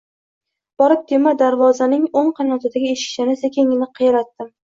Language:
Uzbek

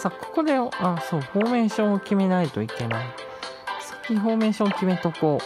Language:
Japanese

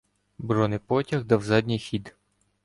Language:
Ukrainian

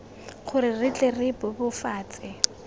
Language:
Tswana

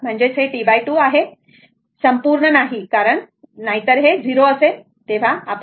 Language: Marathi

